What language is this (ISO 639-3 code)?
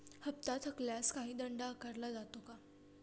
mar